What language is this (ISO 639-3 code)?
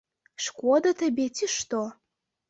bel